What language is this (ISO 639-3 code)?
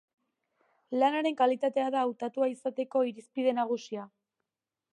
eus